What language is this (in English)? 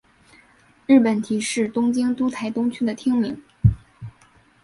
Chinese